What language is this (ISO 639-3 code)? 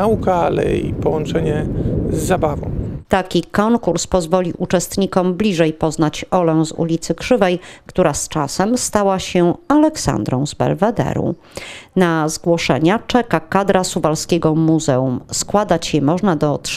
pol